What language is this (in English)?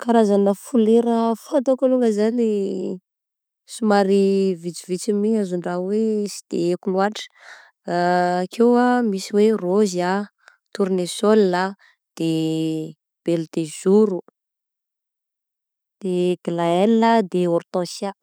Southern Betsimisaraka Malagasy